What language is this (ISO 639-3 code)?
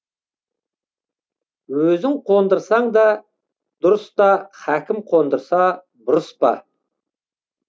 kaz